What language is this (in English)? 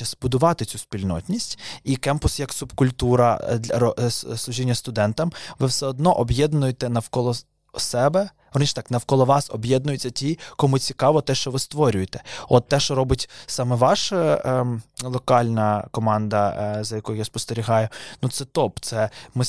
Ukrainian